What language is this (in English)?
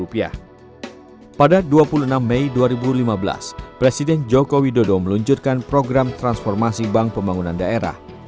Indonesian